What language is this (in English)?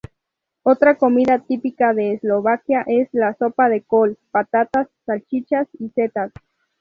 Spanish